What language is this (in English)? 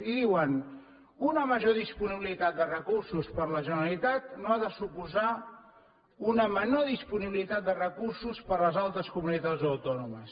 Catalan